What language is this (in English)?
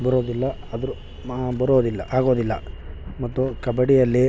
Kannada